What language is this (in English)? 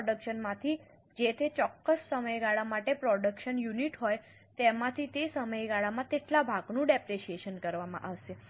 Gujarati